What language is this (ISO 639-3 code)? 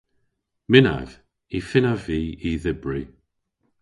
cor